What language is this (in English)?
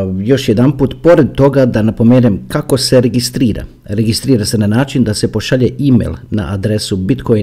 Croatian